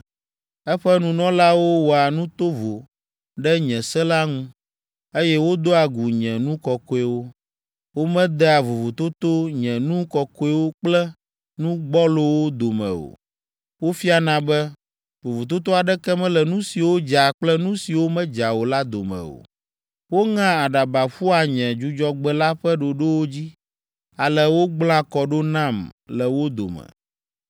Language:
Ewe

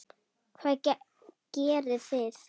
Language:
Icelandic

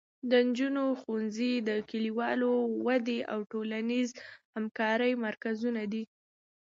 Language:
Pashto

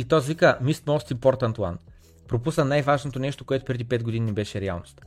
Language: Bulgarian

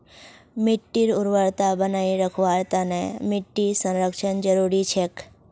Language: Magahi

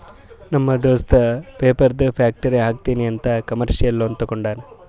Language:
Kannada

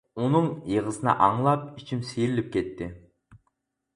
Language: Uyghur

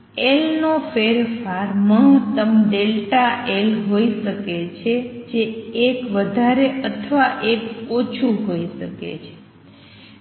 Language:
Gujarati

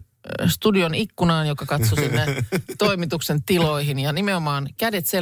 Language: Finnish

